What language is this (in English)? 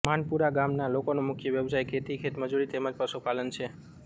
Gujarati